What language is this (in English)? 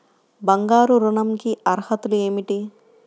Telugu